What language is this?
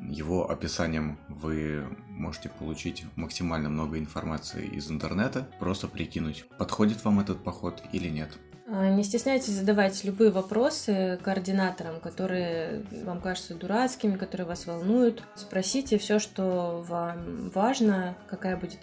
Russian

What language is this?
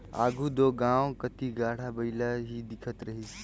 Chhattisgarhi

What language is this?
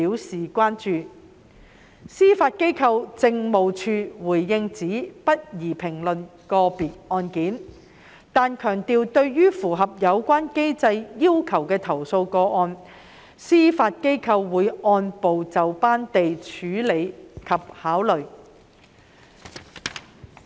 Cantonese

